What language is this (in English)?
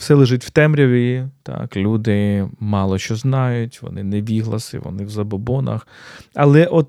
Ukrainian